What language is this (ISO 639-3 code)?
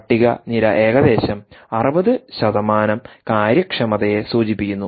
mal